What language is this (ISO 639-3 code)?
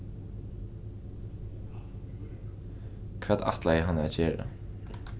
fao